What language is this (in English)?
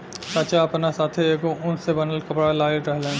Bhojpuri